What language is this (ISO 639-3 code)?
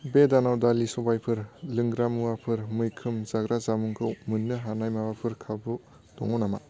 brx